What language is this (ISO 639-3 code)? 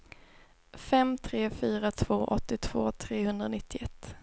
swe